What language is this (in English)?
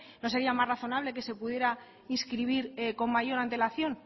Spanish